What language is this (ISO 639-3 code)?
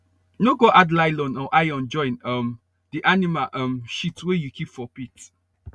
pcm